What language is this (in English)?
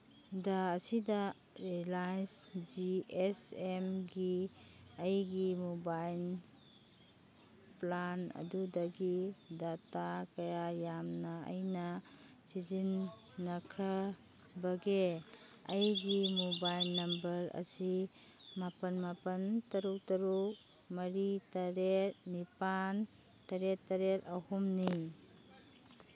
Manipuri